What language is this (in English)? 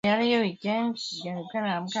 Swahili